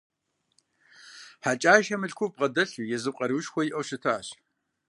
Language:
Kabardian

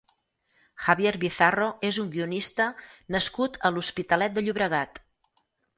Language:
Catalan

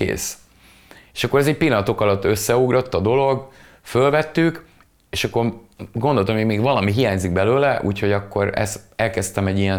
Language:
Hungarian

